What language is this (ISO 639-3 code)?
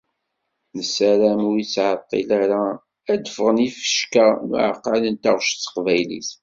kab